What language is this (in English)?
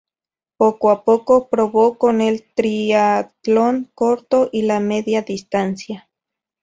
Spanish